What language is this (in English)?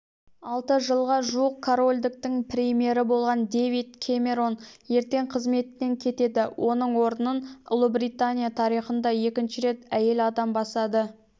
Kazakh